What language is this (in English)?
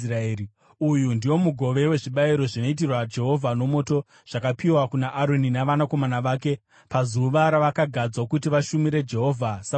Shona